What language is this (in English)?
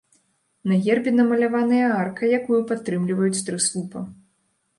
Belarusian